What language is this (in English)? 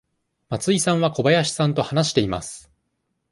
Japanese